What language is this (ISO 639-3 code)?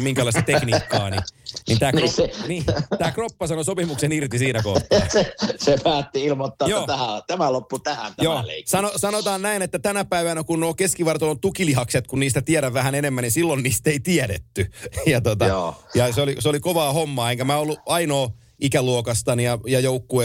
fin